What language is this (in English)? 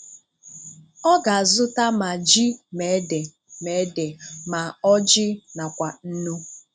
Igbo